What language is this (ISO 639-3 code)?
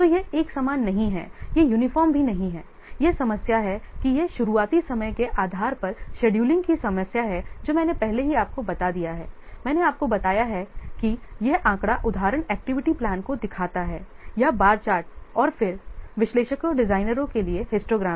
hin